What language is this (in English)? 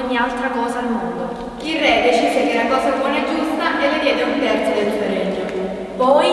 Italian